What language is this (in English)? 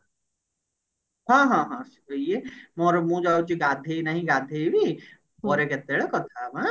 Odia